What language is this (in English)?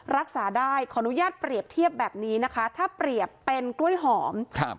Thai